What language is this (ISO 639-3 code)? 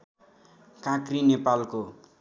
nep